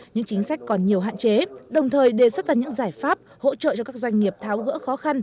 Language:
Vietnamese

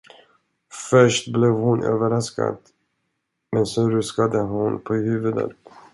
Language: Swedish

